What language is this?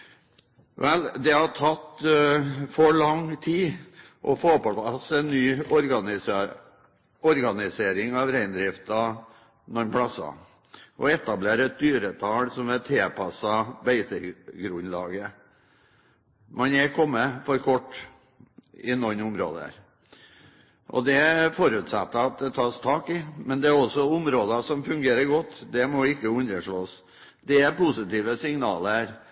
Norwegian Bokmål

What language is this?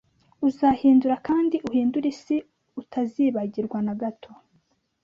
Kinyarwanda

